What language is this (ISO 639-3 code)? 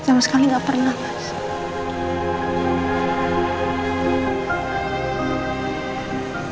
ind